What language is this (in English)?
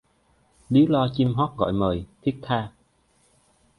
Vietnamese